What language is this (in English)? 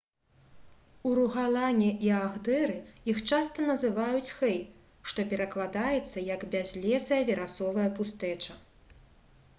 Belarusian